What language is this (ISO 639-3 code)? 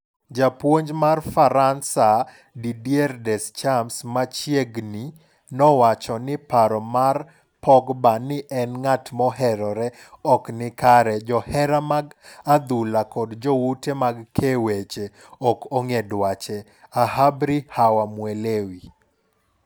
luo